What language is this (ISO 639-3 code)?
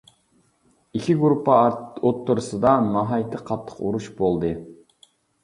uig